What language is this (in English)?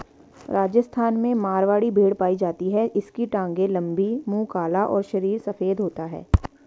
Hindi